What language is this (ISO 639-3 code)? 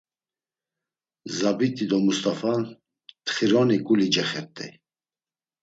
lzz